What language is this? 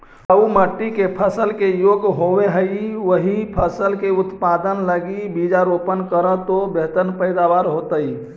Magahi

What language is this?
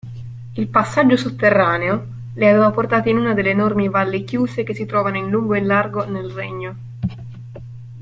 Italian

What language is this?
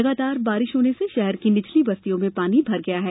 Hindi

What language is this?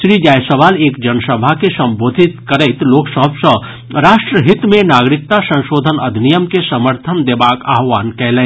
Maithili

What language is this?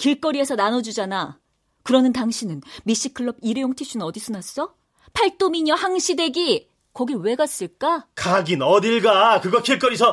Korean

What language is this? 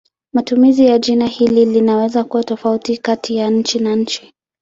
Swahili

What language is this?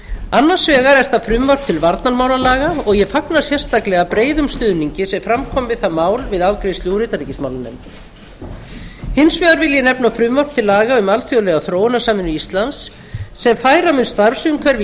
Icelandic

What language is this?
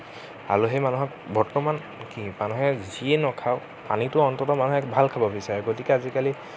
Assamese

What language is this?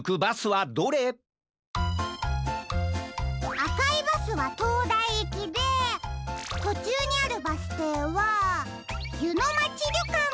Japanese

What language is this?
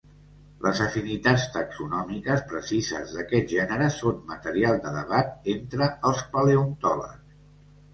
Catalan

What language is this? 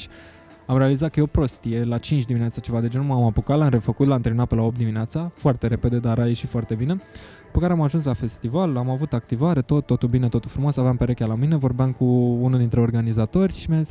Romanian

